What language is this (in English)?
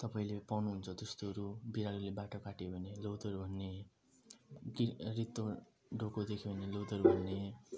Nepali